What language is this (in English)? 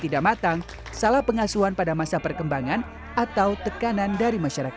Indonesian